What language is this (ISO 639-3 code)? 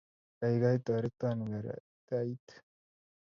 kln